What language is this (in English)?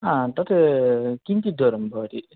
Sanskrit